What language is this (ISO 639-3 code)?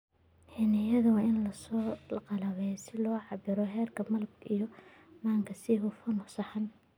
som